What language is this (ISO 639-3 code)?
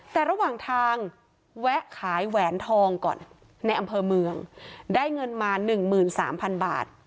tha